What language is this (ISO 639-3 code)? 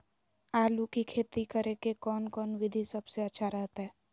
mag